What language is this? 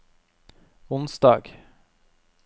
Norwegian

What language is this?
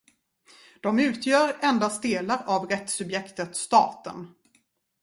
Swedish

